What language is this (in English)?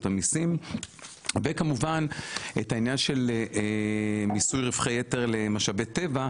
Hebrew